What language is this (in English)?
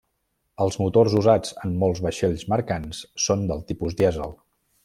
Catalan